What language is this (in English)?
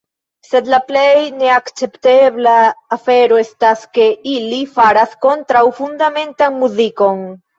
Esperanto